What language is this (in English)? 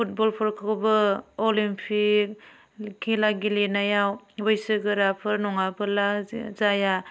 Bodo